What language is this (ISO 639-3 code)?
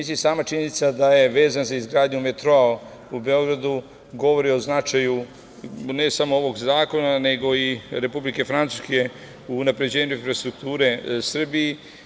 srp